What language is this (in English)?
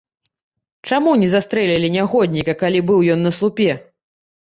Belarusian